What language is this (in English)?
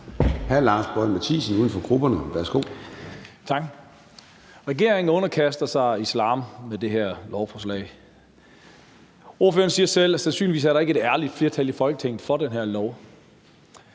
Danish